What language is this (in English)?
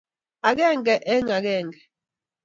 Kalenjin